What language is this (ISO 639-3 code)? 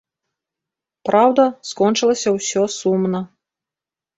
bel